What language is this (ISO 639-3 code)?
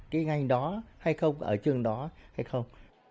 vie